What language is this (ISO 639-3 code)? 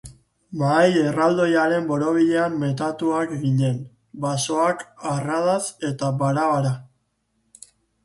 eus